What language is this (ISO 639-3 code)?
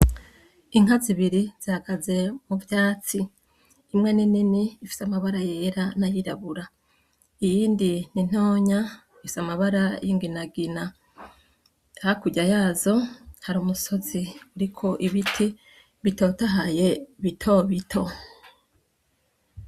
run